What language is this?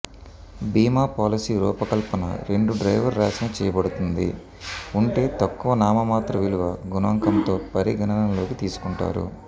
Telugu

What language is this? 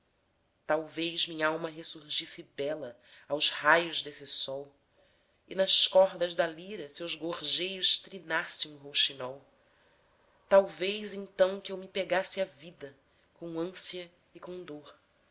Portuguese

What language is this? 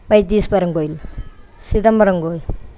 Tamil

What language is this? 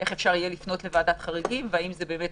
Hebrew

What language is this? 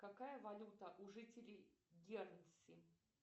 Russian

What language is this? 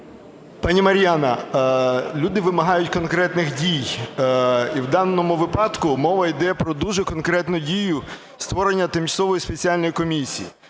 Ukrainian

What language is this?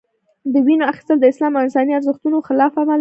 Pashto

